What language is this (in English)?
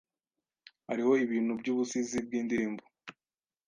Kinyarwanda